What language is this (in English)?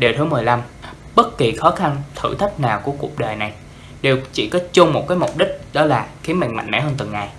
Vietnamese